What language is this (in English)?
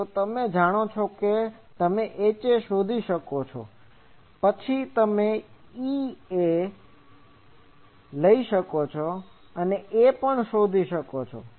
Gujarati